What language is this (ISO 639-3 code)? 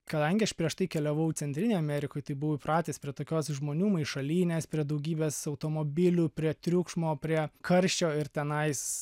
lit